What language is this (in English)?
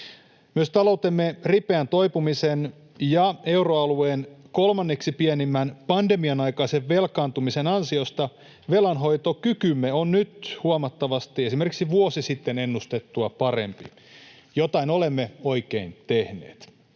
Finnish